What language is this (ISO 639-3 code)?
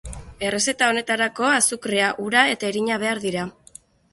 eus